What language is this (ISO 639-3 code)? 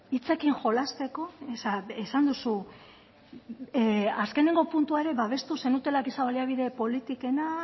eus